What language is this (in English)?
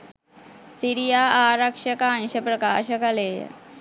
Sinhala